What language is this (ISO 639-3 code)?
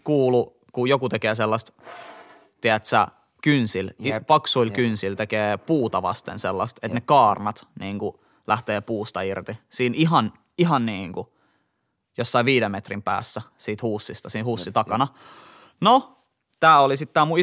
fin